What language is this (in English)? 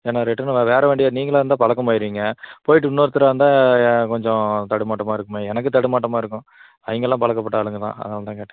Tamil